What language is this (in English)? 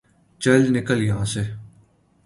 Urdu